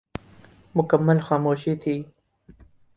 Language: Urdu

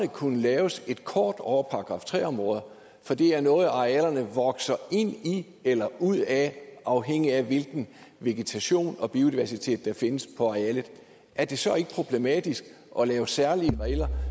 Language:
Danish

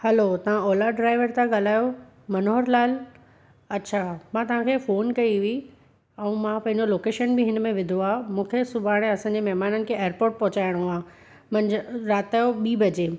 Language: Sindhi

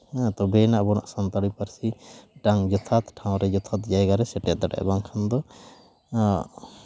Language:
Santali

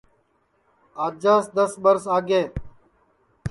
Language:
Sansi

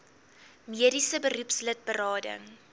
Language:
Afrikaans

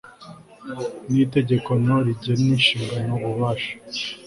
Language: Kinyarwanda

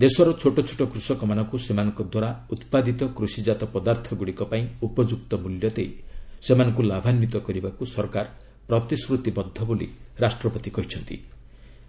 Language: Odia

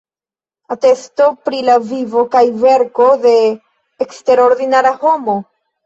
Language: Esperanto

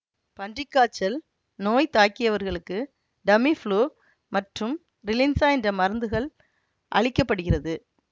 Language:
Tamil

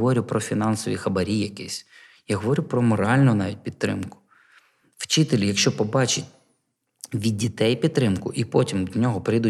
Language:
Ukrainian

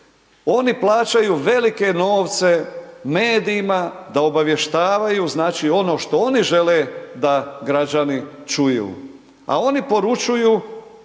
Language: Croatian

